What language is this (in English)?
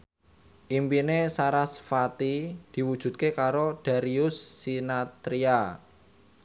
Javanese